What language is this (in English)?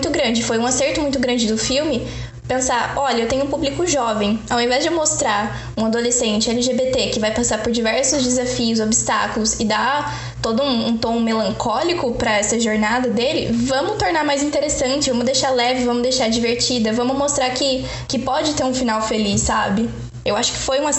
Portuguese